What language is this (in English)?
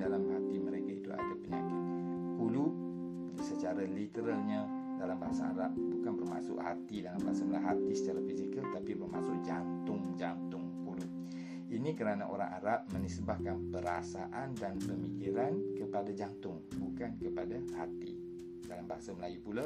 Malay